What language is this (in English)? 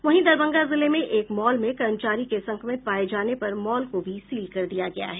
Hindi